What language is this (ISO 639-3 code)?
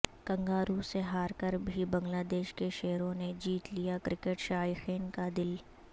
urd